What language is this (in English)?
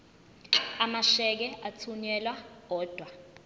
Zulu